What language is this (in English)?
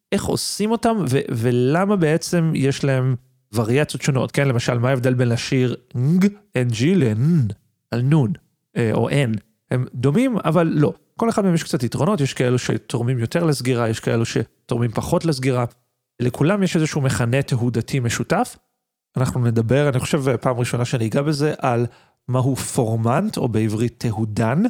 Hebrew